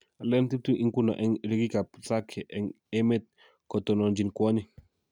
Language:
Kalenjin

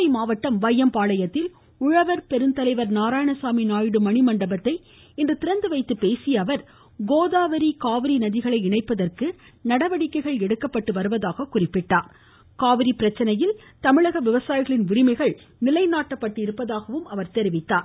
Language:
Tamil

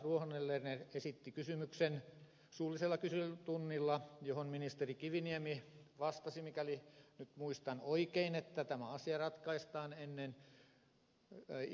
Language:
Finnish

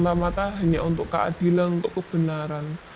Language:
Indonesian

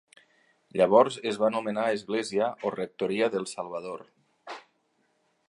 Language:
Catalan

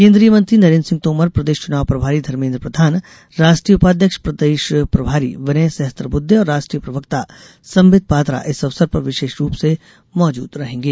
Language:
Hindi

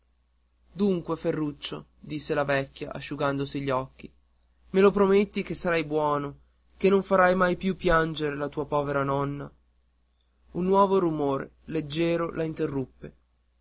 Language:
Italian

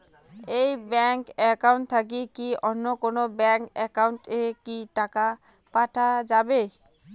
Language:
Bangla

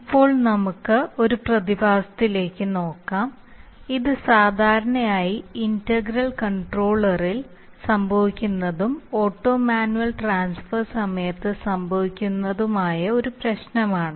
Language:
Malayalam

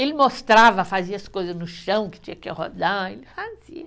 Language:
Portuguese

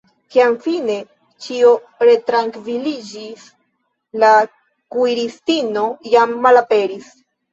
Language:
Esperanto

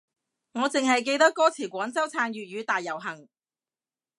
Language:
Cantonese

